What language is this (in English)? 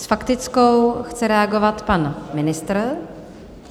Czech